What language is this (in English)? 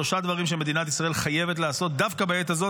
Hebrew